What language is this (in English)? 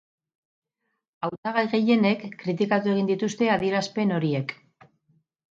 Basque